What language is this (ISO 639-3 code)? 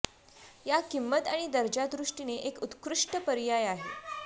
mar